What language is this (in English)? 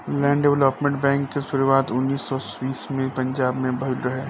Bhojpuri